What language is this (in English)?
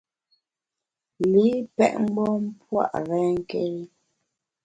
Bamun